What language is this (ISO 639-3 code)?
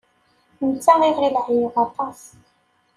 kab